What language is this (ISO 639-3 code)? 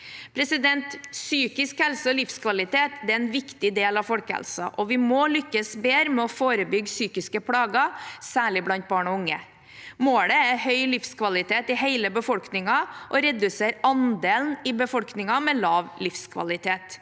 nor